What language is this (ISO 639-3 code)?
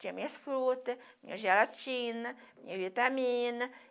por